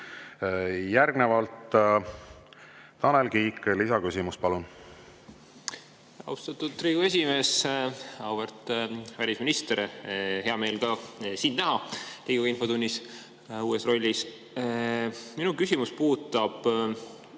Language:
Estonian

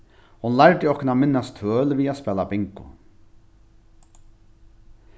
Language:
Faroese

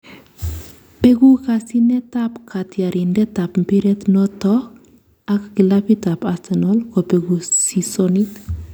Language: Kalenjin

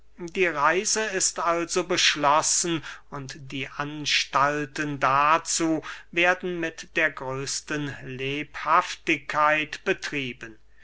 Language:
German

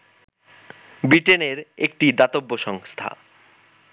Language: Bangla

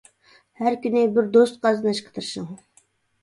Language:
Uyghur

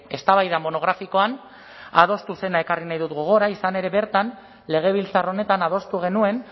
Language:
Basque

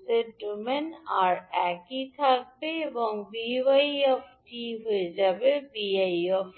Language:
Bangla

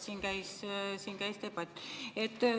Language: Estonian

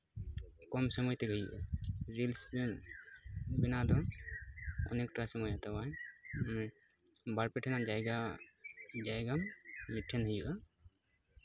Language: Santali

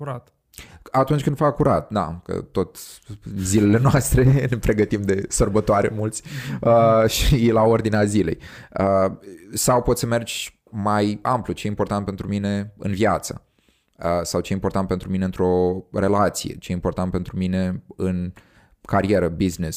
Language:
Romanian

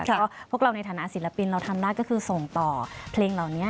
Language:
Thai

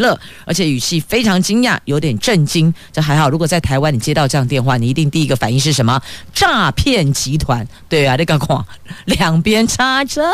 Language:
Chinese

